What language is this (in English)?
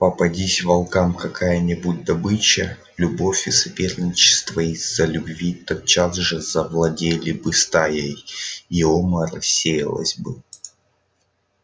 Russian